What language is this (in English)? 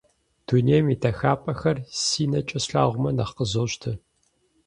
Kabardian